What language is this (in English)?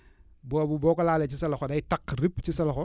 Wolof